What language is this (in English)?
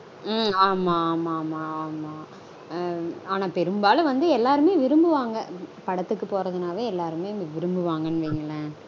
Tamil